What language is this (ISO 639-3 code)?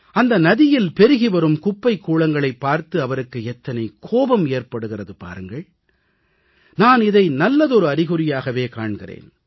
tam